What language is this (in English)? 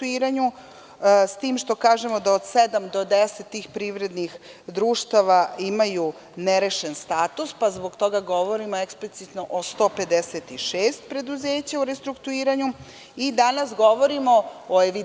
Serbian